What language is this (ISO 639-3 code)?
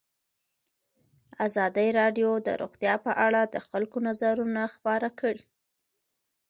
pus